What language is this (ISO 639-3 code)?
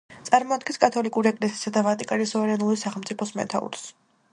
kat